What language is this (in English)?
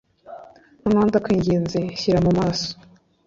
Kinyarwanda